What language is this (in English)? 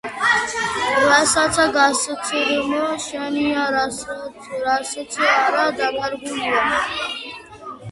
Georgian